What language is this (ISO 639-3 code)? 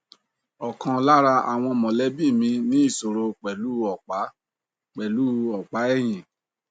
yor